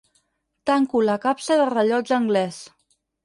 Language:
Catalan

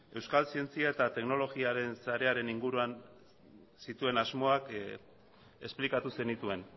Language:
Basque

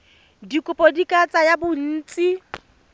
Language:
Tswana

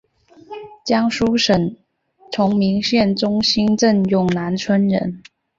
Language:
Chinese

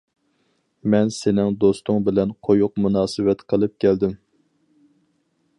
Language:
Uyghur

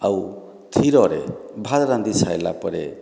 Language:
Odia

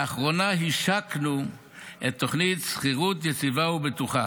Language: Hebrew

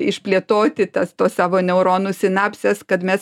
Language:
Lithuanian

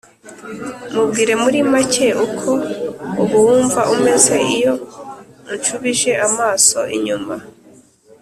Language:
Kinyarwanda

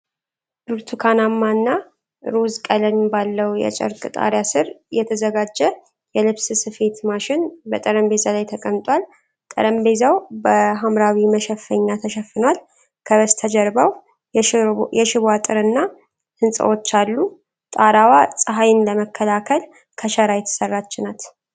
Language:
Amharic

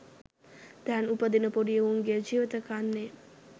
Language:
Sinhala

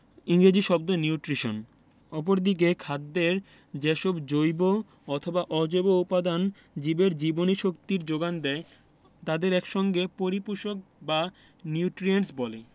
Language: Bangla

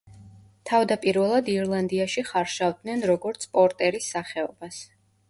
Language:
Georgian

